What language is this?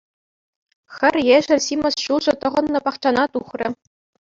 Chuvash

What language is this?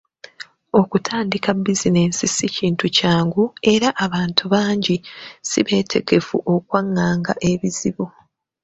Ganda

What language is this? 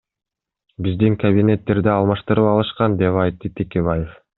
Kyrgyz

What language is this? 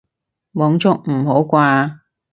Cantonese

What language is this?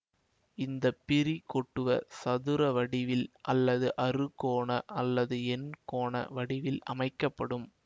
Tamil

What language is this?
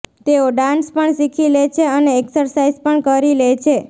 Gujarati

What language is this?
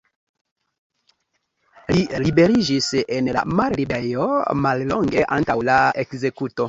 Esperanto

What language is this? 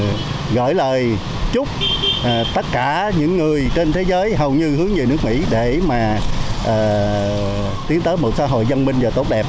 Vietnamese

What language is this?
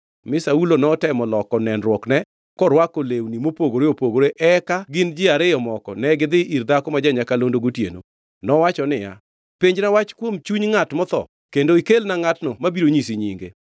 Luo (Kenya and Tanzania)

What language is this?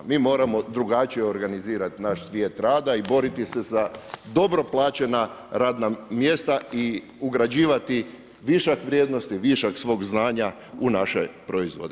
Croatian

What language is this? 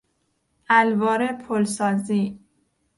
Persian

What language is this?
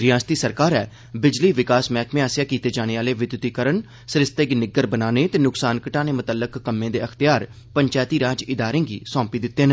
Dogri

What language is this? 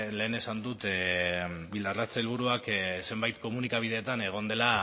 Basque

